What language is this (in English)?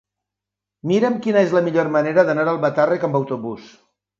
Catalan